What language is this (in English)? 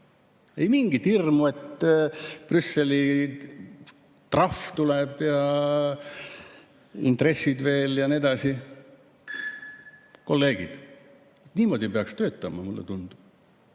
Estonian